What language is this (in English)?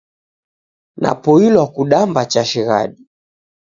Taita